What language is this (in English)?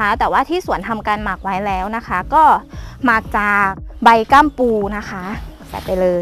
Thai